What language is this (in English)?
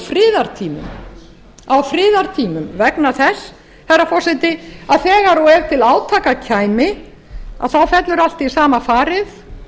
Icelandic